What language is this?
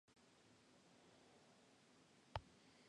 Spanish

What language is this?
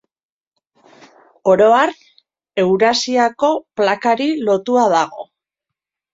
Basque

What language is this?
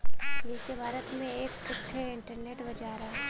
Bhojpuri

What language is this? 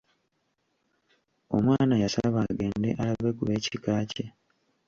Ganda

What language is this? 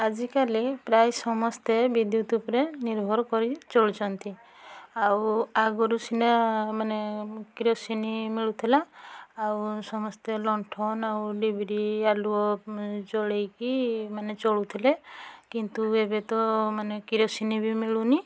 Odia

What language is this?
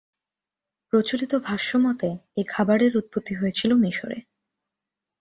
Bangla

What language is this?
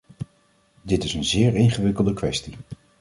Dutch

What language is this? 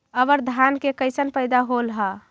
Magahi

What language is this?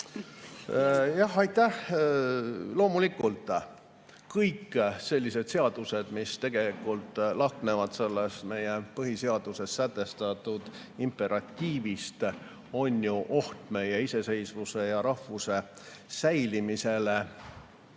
Estonian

